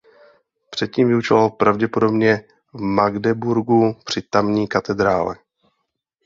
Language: Czech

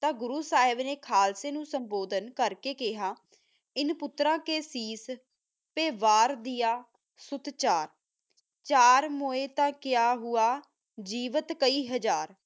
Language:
Punjabi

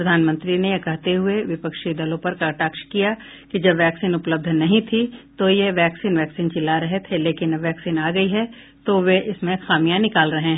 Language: Hindi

